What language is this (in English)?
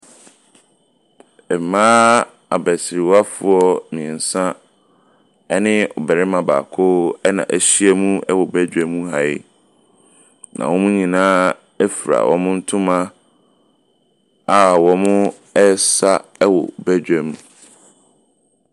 Akan